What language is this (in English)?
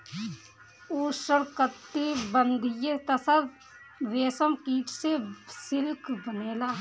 Bhojpuri